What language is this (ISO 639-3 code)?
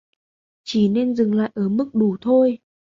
vie